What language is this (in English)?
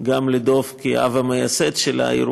Hebrew